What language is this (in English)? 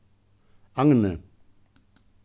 Faroese